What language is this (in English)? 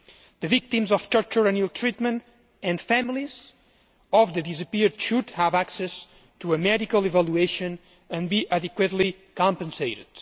English